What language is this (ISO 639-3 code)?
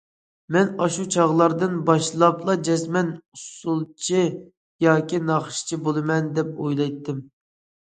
uig